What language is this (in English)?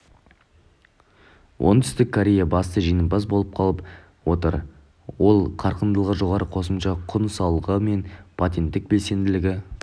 Kazakh